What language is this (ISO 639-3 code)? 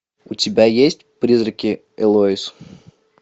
rus